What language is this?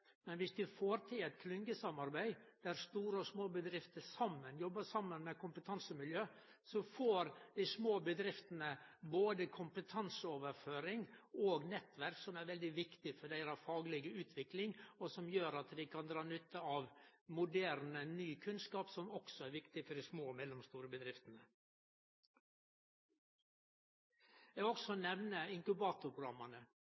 Norwegian Nynorsk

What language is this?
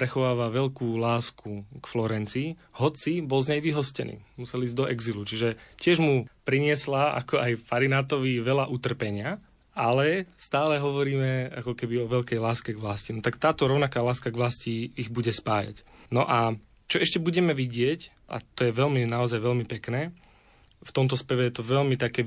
Slovak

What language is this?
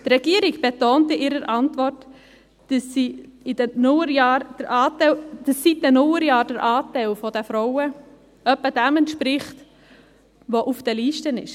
Swiss German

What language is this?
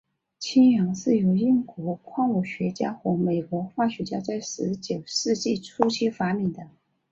Chinese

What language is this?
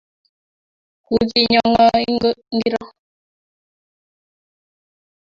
Kalenjin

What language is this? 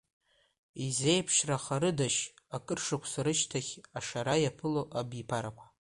Abkhazian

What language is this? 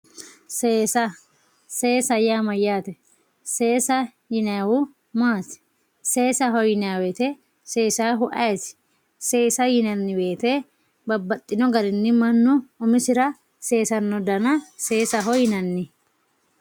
Sidamo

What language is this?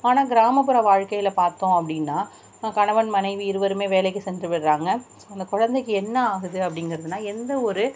Tamil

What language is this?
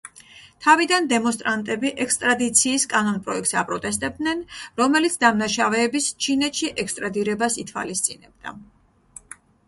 Georgian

